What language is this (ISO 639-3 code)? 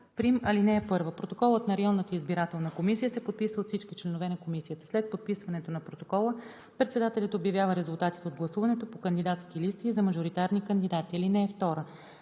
bul